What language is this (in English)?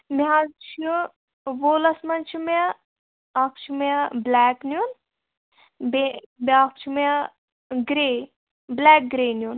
Kashmiri